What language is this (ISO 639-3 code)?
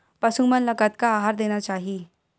hne